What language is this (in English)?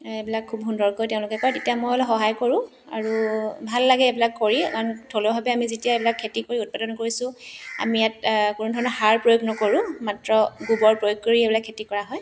Assamese